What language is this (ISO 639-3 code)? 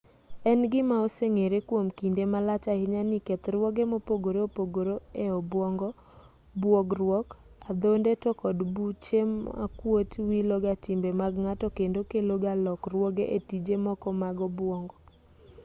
luo